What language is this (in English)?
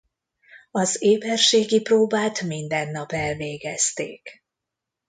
Hungarian